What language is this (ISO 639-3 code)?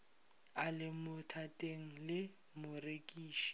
nso